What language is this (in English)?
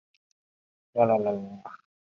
Chinese